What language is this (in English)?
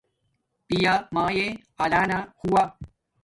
Domaaki